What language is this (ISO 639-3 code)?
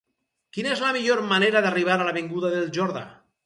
cat